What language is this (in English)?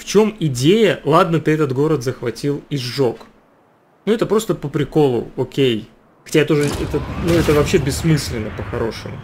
Russian